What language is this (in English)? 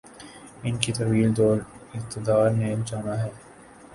Urdu